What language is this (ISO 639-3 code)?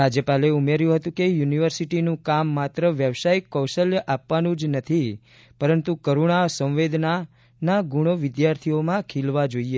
guj